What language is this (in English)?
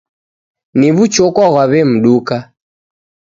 Taita